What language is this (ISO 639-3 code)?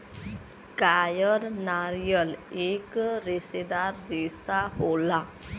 bho